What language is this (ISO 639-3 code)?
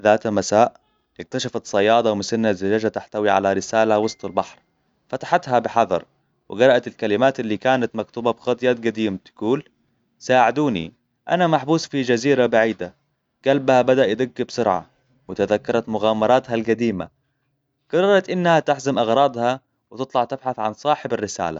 acw